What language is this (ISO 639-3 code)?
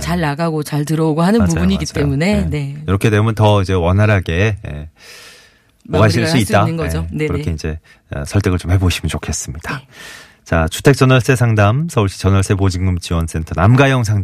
kor